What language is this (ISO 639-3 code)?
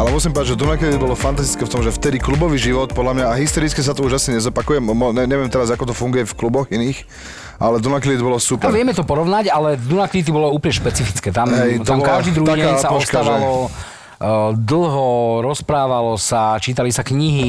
slk